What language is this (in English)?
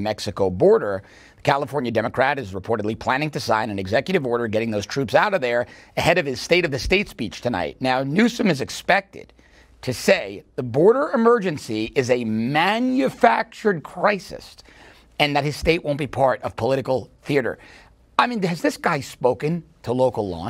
English